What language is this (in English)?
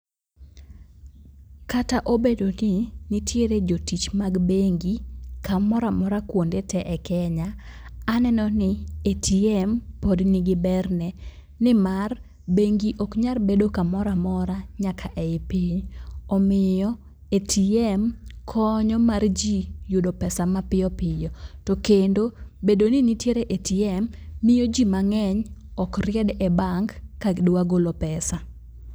Luo (Kenya and Tanzania)